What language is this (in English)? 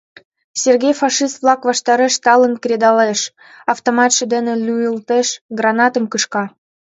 Mari